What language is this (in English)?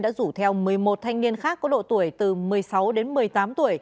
Vietnamese